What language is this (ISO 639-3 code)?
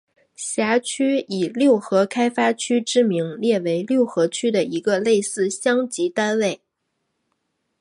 zho